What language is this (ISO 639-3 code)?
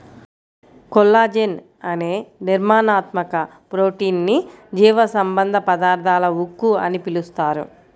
tel